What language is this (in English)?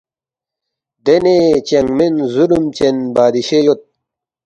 Balti